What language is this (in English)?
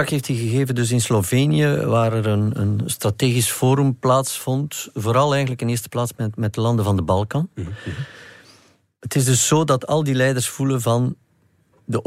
Dutch